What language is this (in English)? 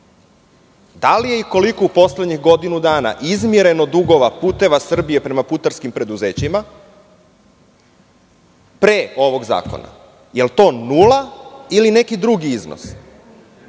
Serbian